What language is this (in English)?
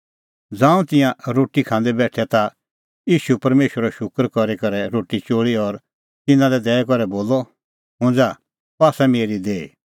Kullu Pahari